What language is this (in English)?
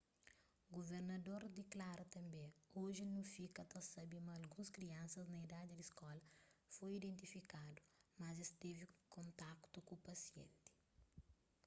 Kabuverdianu